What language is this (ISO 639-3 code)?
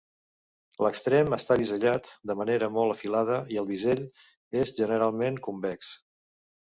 cat